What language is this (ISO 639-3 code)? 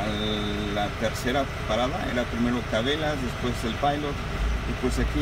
spa